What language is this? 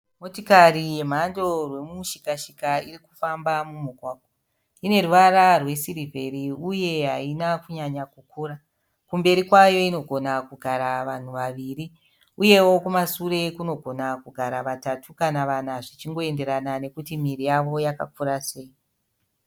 Shona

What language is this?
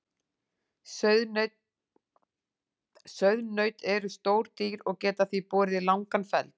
Icelandic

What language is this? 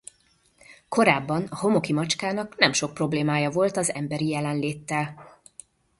Hungarian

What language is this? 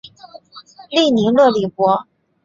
Chinese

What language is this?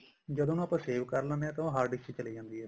Punjabi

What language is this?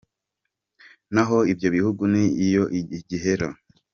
Kinyarwanda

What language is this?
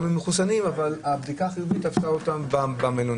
Hebrew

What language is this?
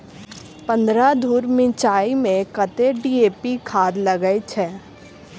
Maithili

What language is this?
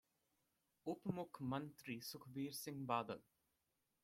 Punjabi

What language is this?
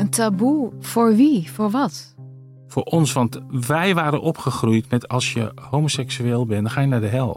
Dutch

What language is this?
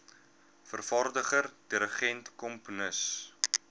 Afrikaans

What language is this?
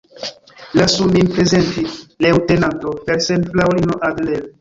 Esperanto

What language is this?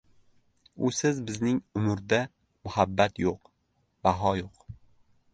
Uzbek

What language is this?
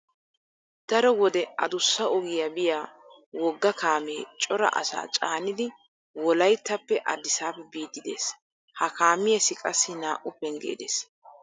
Wolaytta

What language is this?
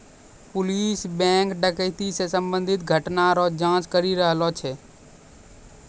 Maithili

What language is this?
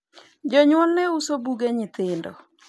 Luo (Kenya and Tanzania)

